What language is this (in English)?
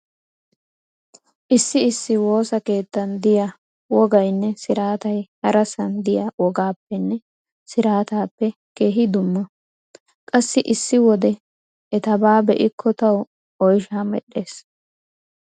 Wolaytta